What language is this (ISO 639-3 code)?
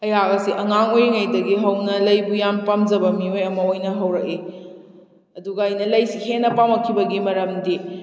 mni